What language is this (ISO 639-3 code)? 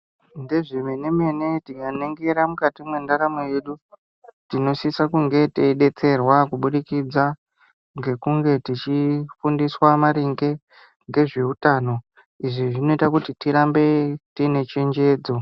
ndc